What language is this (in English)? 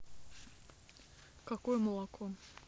Russian